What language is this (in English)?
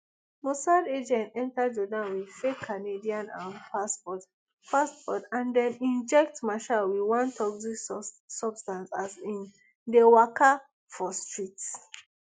Nigerian Pidgin